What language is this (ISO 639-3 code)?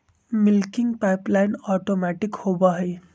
mag